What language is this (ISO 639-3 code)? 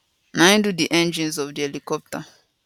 pcm